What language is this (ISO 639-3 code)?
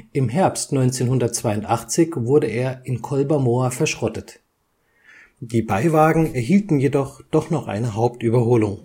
deu